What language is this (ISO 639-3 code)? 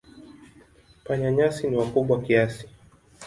swa